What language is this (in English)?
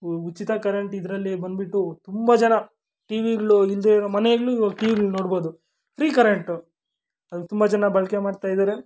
Kannada